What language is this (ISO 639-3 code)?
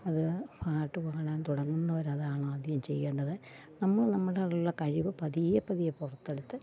mal